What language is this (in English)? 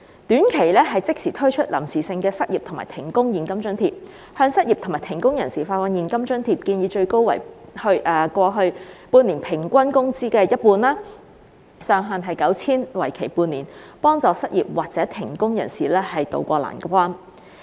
Cantonese